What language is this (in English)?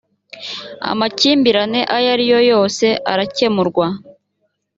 Kinyarwanda